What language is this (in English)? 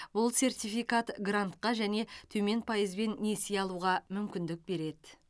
Kazakh